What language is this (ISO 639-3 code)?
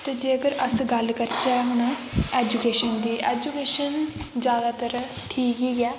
doi